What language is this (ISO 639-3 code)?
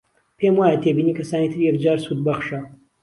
ckb